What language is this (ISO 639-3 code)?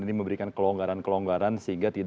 ind